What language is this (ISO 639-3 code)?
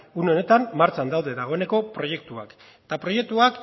eus